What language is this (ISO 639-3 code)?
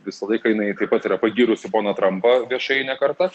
lit